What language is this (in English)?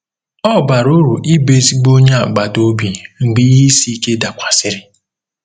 Igbo